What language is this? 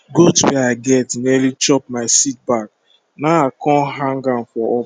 Nigerian Pidgin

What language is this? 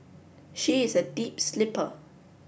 English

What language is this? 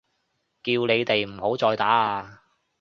Cantonese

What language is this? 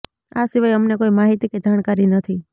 Gujarati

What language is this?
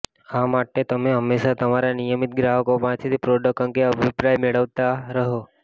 Gujarati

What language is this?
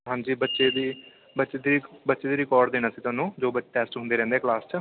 Punjabi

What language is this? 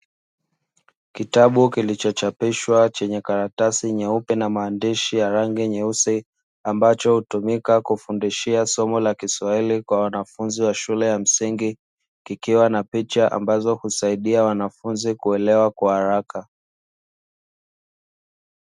Swahili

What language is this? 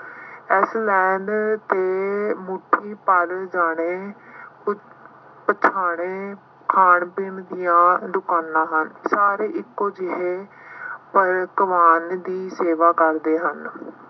Punjabi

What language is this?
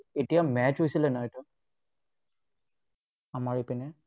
Assamese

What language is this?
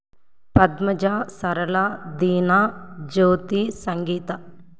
Telugu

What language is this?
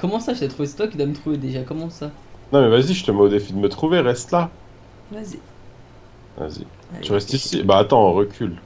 French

